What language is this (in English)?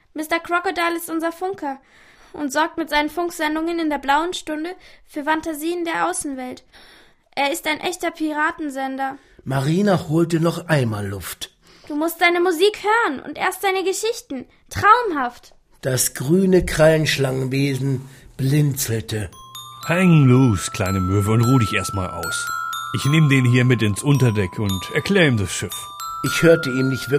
German